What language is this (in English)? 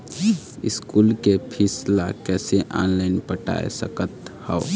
Chhattisgarhi